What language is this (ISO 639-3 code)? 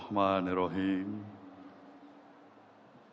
ind